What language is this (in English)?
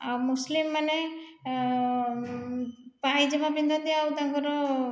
Odia